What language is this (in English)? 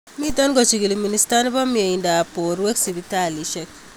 Kalenjin